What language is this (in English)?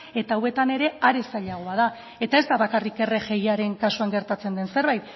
Basque